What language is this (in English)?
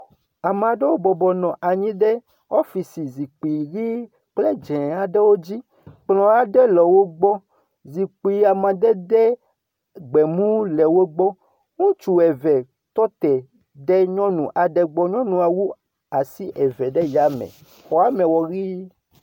Ewe